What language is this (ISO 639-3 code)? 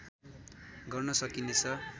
nep